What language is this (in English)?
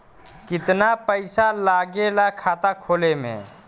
Bhojpuri